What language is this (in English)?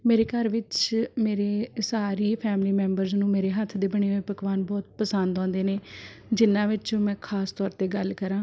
Punjabi